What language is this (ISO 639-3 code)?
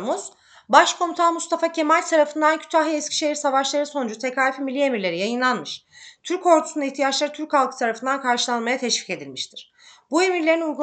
tur